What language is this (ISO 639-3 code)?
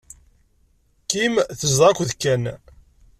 kab